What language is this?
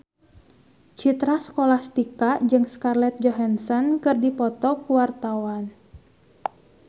Sundanese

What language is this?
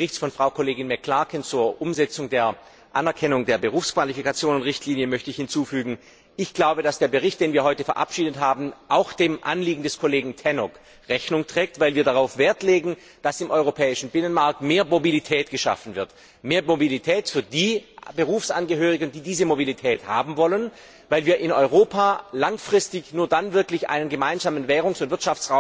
German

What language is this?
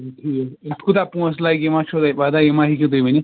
Kashmiri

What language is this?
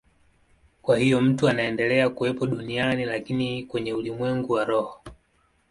Swahili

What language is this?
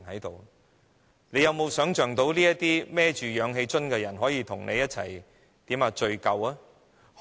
Cantonese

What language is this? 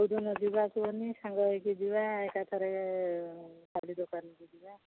Odia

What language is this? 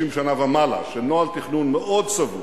Hebrew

